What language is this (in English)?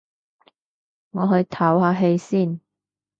Cantonese